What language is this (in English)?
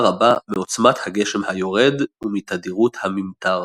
Hebrew